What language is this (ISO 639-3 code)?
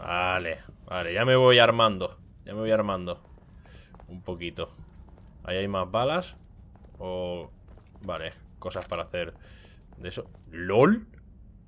spa